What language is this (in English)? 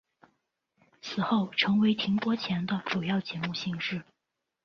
Chinese